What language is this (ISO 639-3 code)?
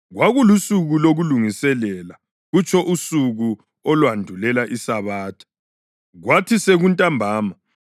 nde